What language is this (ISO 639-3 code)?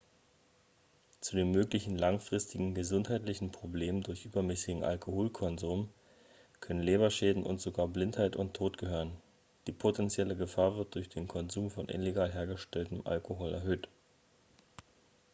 deu